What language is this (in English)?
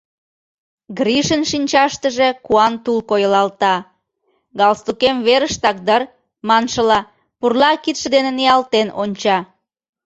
Mari